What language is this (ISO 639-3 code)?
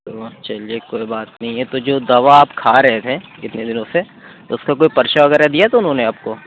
urd